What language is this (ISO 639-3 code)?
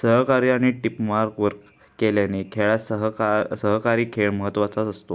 mar